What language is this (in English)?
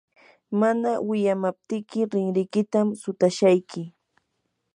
Yanahuanca Pasco Quechua